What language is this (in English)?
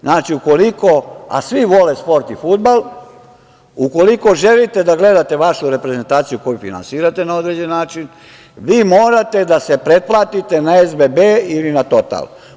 Serbian